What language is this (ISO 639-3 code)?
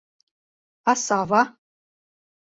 chm